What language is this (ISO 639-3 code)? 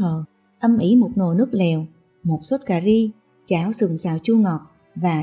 vie